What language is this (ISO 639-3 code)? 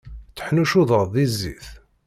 kab